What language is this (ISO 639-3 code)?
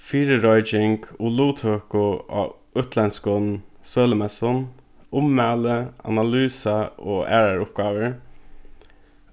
fao